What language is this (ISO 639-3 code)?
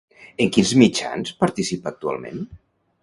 cat